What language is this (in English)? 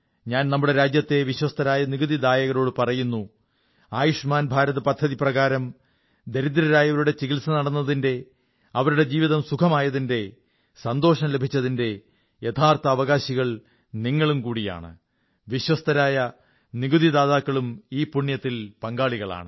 Malayalam